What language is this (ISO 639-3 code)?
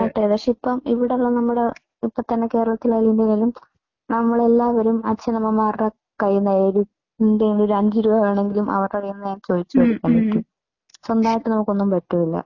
mal